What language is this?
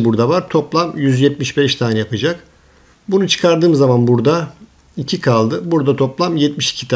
Turkish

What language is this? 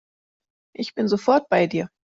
German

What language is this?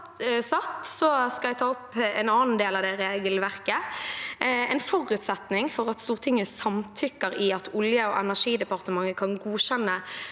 Norwegian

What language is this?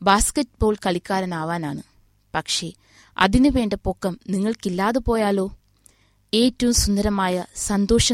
Malayalam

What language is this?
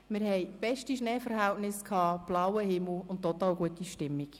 Swiss German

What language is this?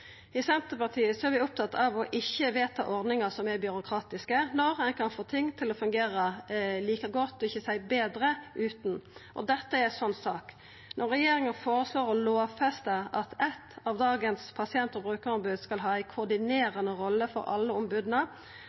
Norwegian Nynorsk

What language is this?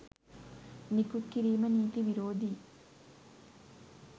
Sinhala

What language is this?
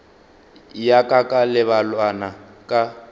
Northern Sotho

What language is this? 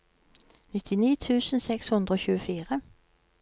Norwegian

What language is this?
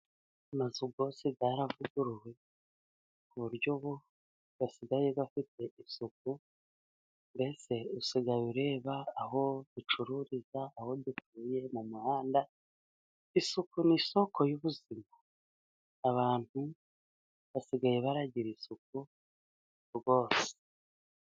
Kinyarwanda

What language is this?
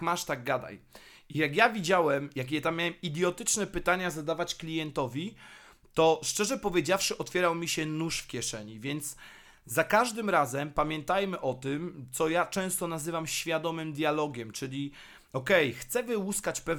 Polish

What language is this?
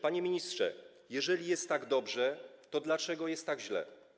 Polish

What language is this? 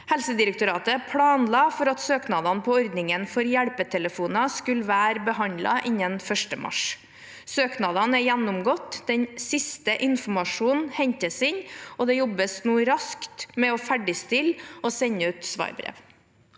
Norwegian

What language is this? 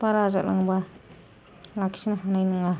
Bodo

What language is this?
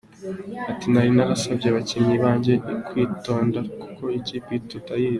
Kinyarwanda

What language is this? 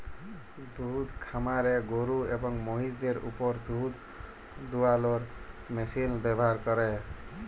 Bangla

